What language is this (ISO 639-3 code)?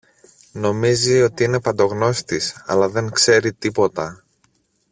ell